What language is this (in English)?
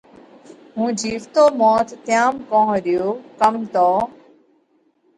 Parkari Koli